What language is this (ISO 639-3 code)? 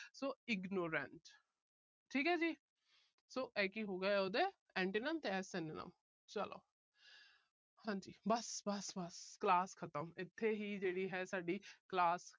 pan